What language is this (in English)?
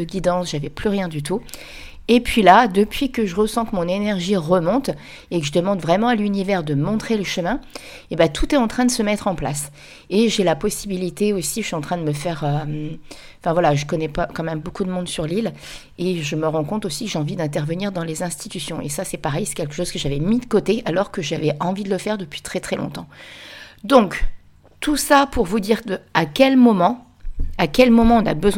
French